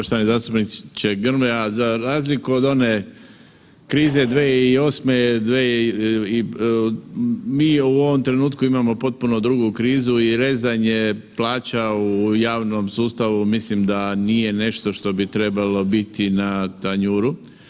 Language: Croatian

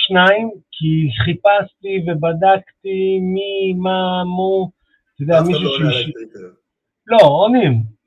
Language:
Hebrew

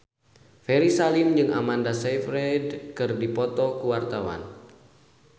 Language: Sundanese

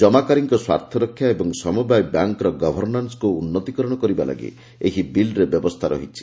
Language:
Odia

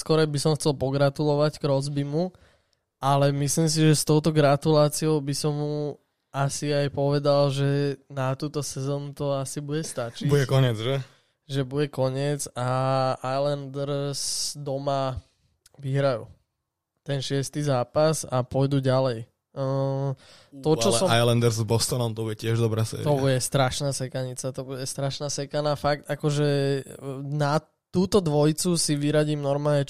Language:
Slovak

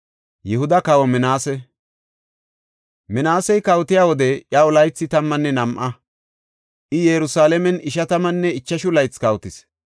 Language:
Gofa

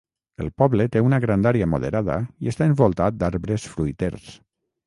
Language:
Catalan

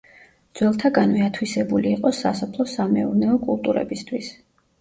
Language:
Georgian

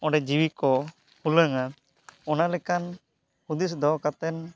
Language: Santali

